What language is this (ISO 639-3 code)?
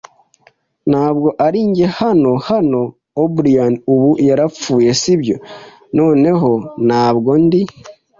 kin